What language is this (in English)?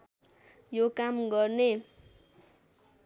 Nepali